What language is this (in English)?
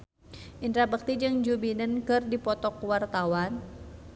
Sundanese